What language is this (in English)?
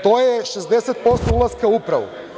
Serbian